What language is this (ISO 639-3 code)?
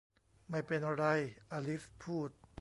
tha